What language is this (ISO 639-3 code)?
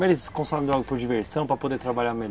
por